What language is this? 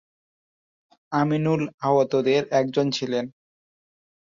Bangla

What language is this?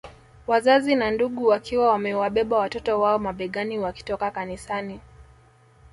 Swahili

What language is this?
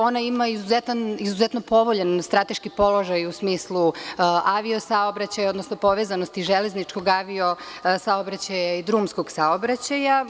Serbian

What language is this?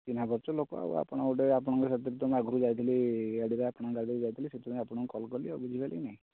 Odia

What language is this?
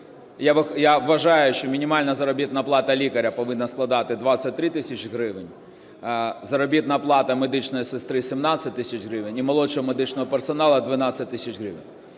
Ukrainian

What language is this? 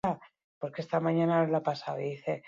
Basque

